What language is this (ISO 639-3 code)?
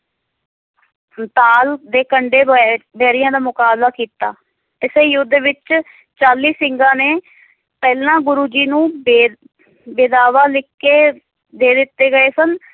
pan